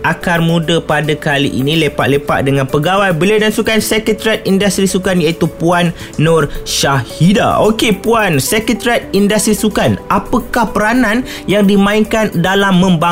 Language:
Malay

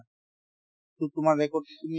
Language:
Assamese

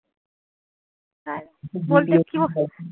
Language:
Bangla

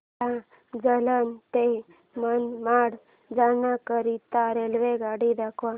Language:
Marathi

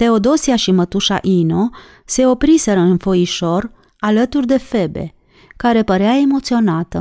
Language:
Romanian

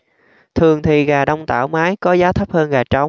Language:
Vietnamese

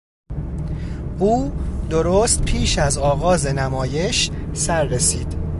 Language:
Persian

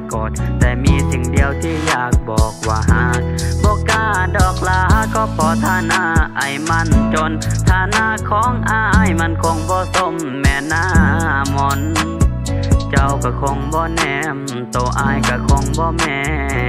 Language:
Thai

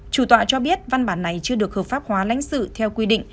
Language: Vietnamese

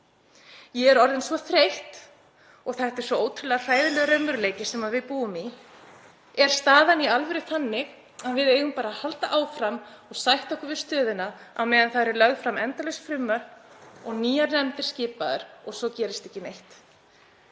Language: Icelandic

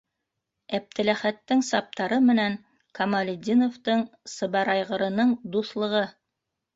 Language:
Bashkir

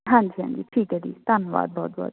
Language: Punjabi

